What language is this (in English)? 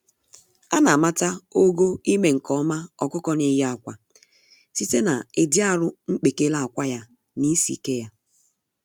Igbo